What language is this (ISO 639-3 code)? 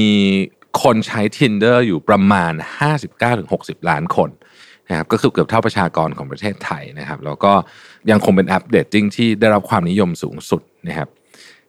tha